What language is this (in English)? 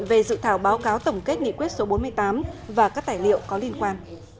Vietnamese